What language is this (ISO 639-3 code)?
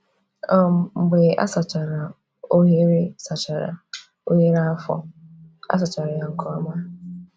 ibo